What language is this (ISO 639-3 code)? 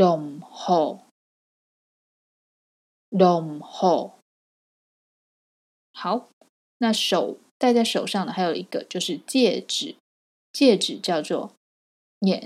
zho